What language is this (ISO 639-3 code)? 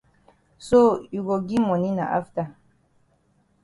wes